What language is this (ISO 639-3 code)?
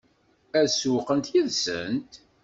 kab